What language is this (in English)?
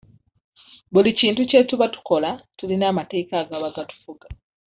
Ganda